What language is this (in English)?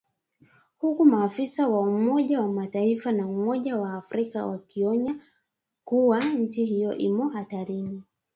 Swahili